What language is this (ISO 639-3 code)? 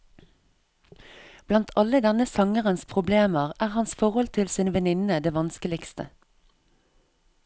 nor